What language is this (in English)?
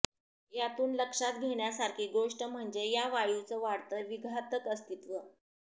Marathi